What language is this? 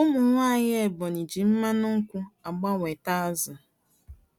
Igbo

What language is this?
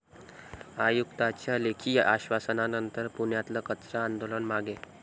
Marathi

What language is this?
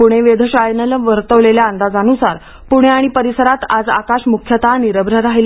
Marathi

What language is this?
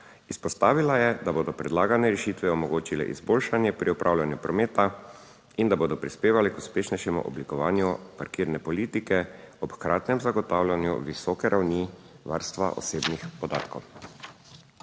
Slovenian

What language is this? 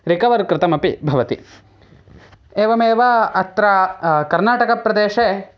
Sanskrit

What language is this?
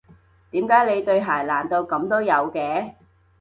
Cantonese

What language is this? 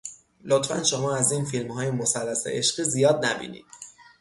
Persian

